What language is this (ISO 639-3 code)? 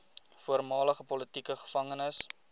afr